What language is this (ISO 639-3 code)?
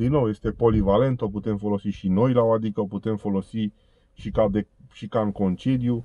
ron